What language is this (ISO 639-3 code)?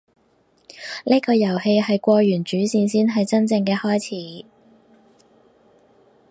yue